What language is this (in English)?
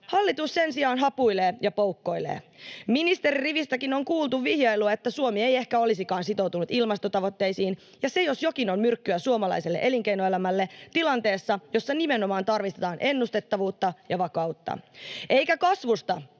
Finnish